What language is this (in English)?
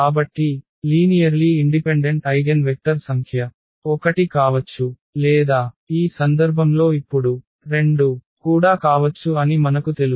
Telugu